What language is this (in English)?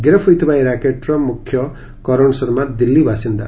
Odia